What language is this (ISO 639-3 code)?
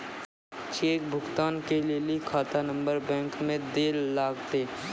mai